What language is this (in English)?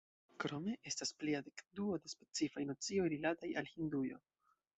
Esperanto